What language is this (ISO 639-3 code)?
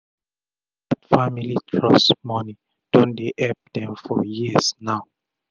pcm